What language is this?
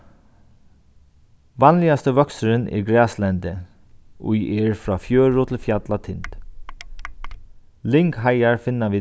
Faroese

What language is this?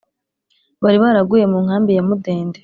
Kinyarwanda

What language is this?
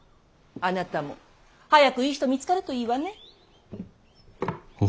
Japanese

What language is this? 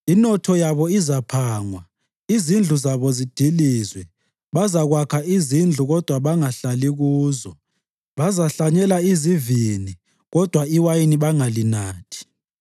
North Ndebele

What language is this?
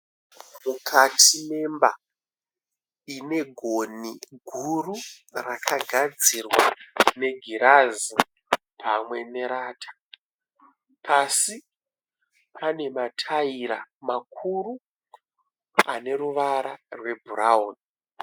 Shona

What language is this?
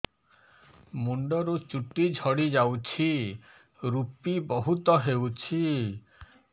Odia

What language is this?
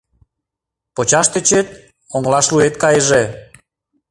Mari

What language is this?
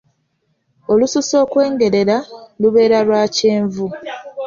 Ganda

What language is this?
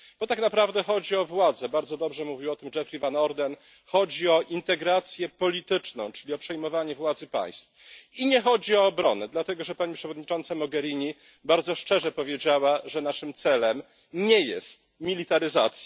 Polish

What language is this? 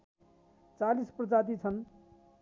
Nepali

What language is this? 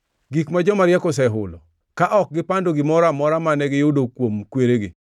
Luo (Kenya and Tanzania)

